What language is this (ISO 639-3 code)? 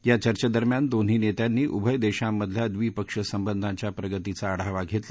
mar